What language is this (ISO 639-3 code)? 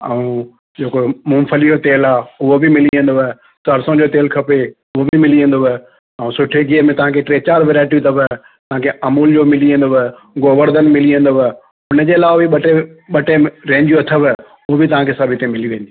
snd